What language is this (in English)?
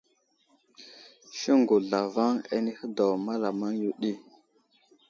Wuzlam